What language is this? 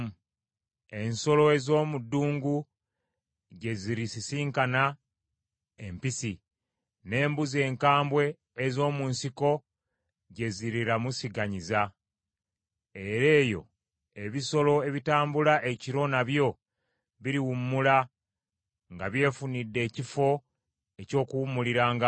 Ganda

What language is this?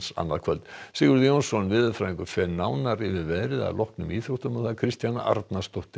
Icelandic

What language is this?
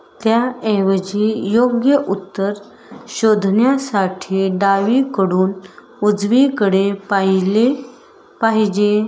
Marathi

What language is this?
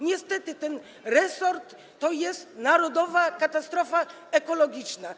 Polish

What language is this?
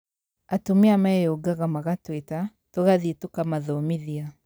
Kikuyu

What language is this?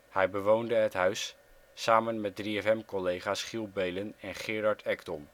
Dutch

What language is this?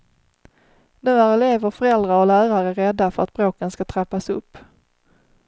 Swedish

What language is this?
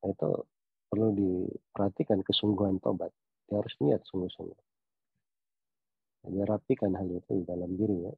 Indonesian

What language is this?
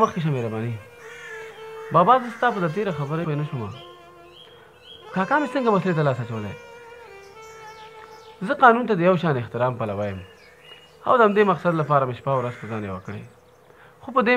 Arabic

